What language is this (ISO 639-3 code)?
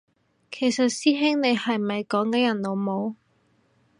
yue